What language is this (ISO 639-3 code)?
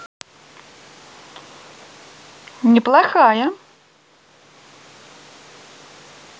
rus